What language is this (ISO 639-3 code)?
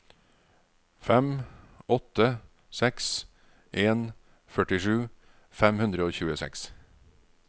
nor